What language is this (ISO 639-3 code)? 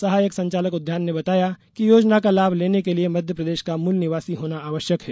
hin